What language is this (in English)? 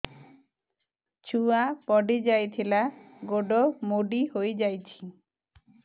Odia